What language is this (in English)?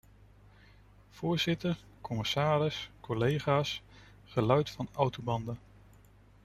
Dutch